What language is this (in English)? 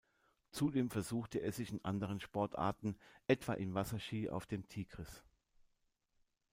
German